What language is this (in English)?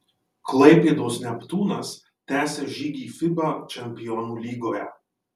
Lithuanian